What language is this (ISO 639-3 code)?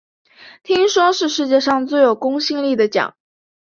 zho